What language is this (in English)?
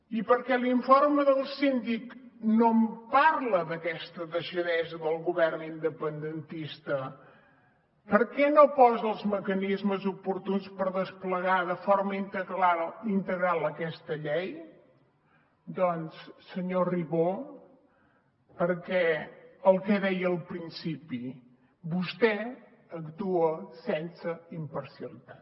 Catalan